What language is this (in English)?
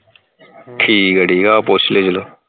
Punjabi